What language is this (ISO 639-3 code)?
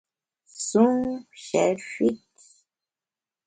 bax